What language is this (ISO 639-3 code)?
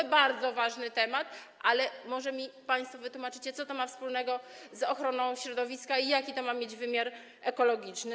pol